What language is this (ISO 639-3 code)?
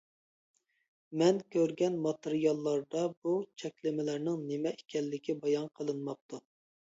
uig